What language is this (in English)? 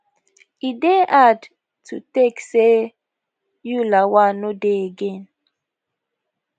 Nigerian Pidgin